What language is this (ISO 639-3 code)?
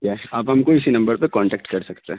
urd